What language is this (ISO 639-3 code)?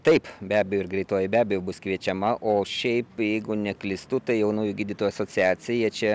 lit